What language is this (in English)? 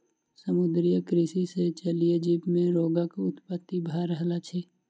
Maithili